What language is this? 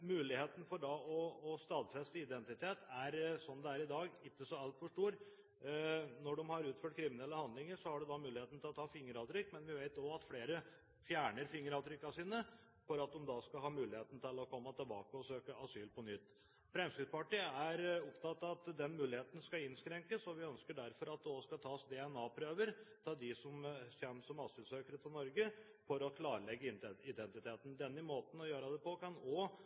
Norwegian Bokmål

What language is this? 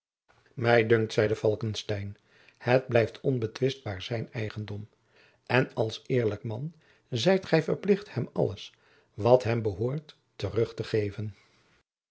Dutch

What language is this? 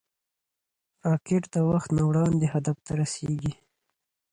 Pashto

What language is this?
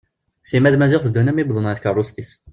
Kabyle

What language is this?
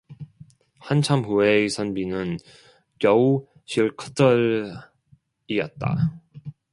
Korean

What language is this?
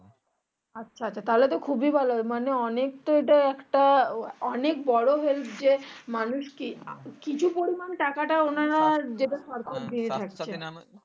Bangla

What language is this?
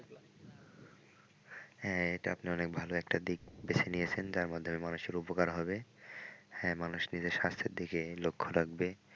Bangla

